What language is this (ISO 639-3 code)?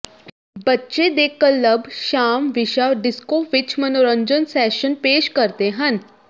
pan